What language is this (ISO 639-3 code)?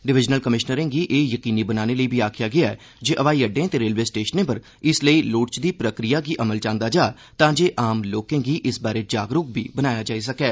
doi